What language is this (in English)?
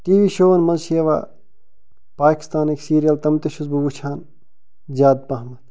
Kashmiri